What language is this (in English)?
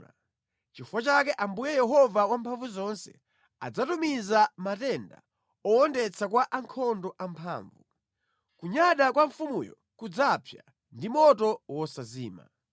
Nyanja